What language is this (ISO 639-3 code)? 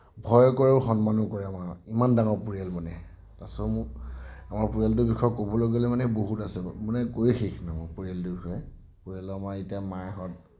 asm